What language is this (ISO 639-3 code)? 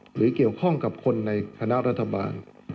tha